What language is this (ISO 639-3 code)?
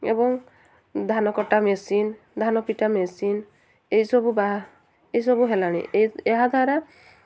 ori